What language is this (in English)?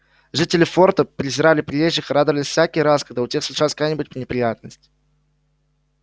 Russian